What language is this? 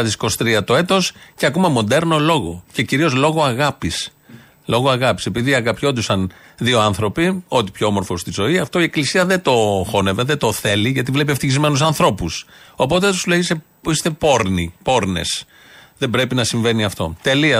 Greek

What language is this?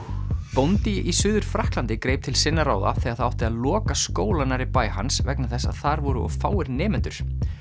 Icelandic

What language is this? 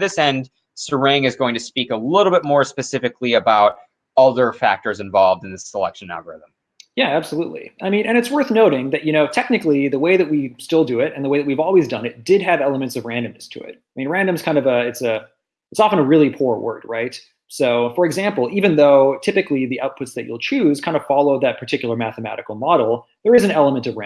English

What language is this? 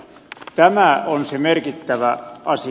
Finnish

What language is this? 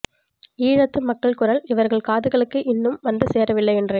Tamil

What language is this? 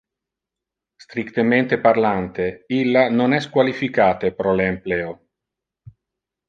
Interlingua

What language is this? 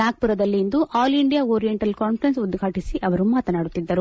Kannada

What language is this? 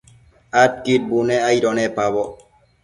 Matsés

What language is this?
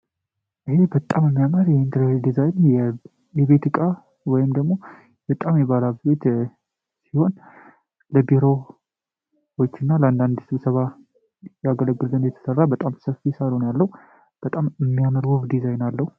Amharic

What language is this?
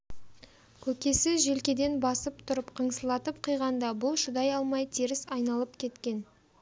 Kazakh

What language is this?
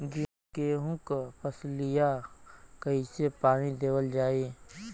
Bhojpuri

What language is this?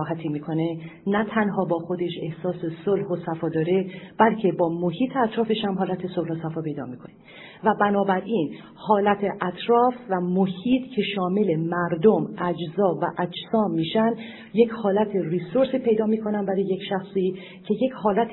Persian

